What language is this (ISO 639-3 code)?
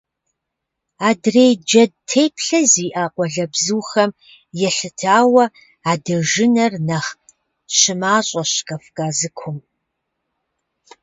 kbd